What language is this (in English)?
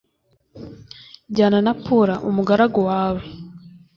Kinyarwanda